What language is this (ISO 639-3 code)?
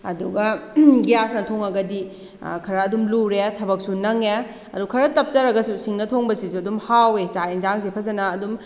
mni